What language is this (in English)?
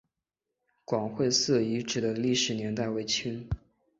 Chinese